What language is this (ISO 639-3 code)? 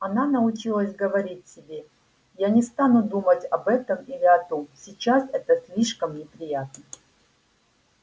rus